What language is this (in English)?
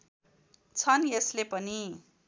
Nepali